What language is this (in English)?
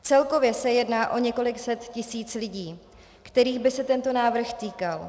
Czech